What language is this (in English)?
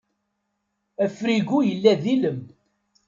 Kabyle